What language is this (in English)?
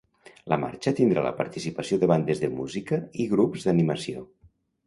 Catalan